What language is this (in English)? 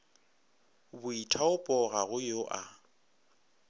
Northern Sotho